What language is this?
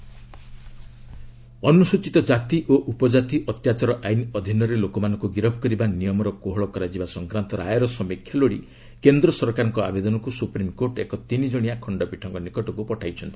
Odia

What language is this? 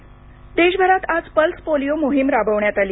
Marathi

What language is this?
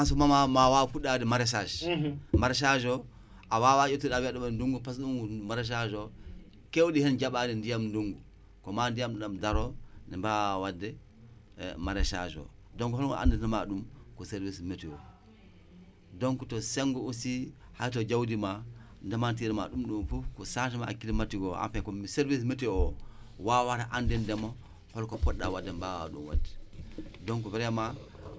Wolof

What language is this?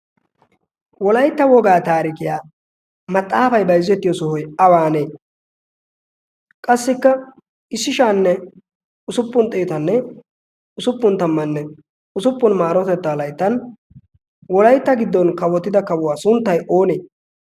Wolaytta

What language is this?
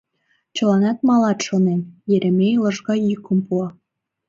Mari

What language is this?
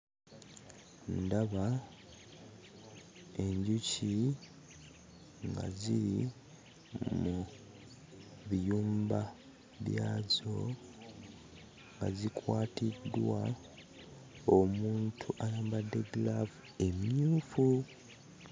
Ganda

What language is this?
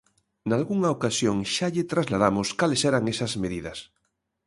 Galician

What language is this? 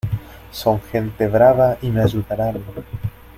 Spanish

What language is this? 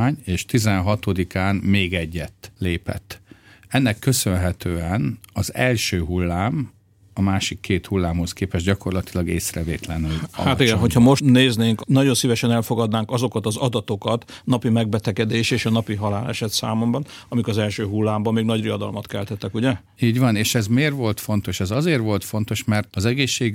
Hungarian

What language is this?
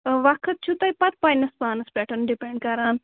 Kashmiri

